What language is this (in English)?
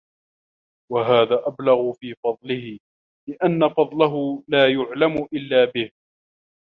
Arabic